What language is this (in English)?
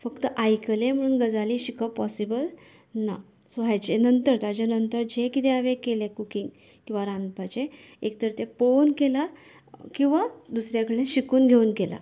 Konkani